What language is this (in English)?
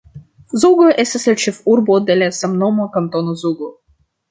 Esperanto